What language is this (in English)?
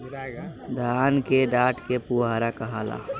Bhojpuri